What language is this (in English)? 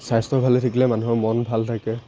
Assamese